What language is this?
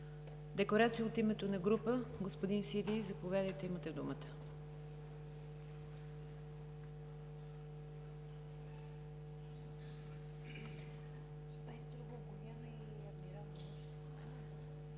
Bulgarian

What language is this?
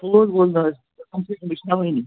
Kashmiri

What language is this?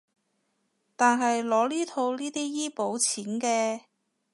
Cantonese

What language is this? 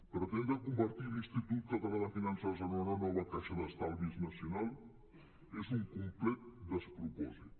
Catalan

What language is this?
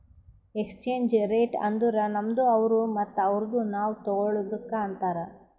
Kannada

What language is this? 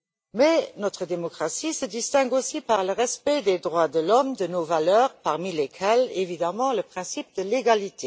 French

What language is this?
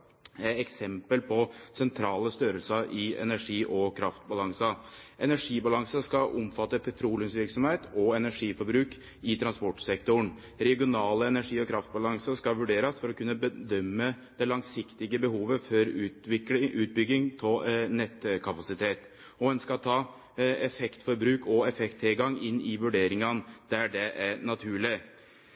Norwegian Nynorsk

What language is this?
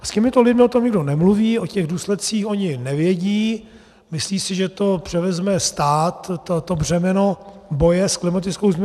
Czech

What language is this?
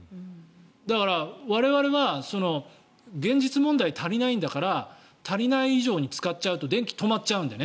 Japanese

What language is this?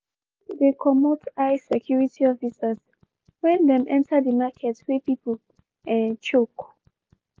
Nigerian Pidgin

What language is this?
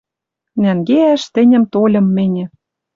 Western Mari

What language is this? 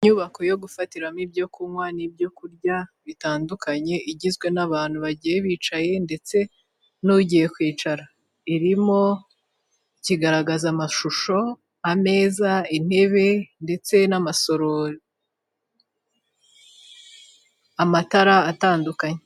Kinyarwanda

